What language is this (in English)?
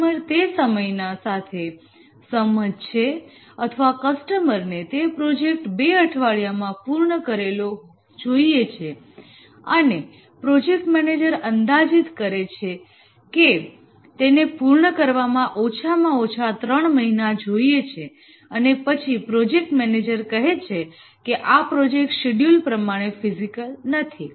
Gujarati